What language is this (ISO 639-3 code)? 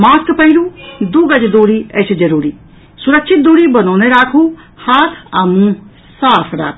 mai